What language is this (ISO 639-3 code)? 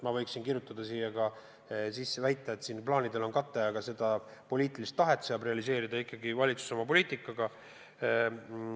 est